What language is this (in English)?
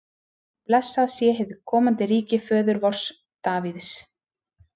Icelandic